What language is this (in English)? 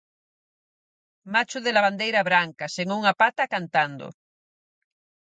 Galician